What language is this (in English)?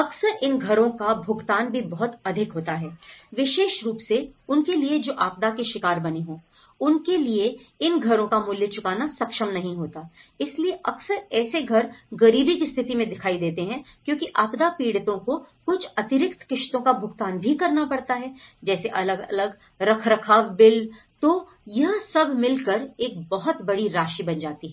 Hindi